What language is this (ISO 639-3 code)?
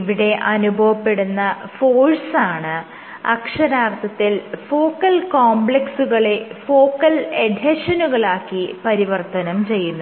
mal